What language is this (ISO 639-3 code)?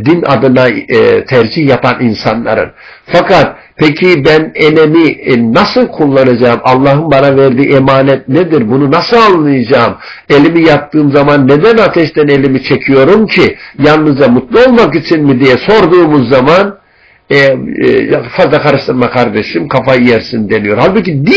tur